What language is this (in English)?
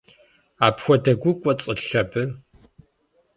Kabardian